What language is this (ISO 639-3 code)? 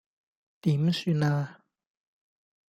yue